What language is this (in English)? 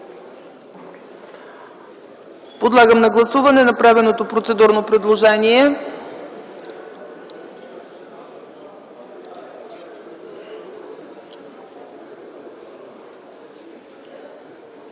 Bulgarian